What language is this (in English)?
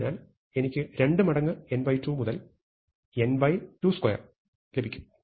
Malayalam